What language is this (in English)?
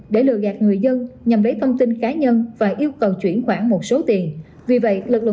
Vietnamese